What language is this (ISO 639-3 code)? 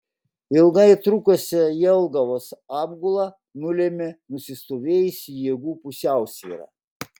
lit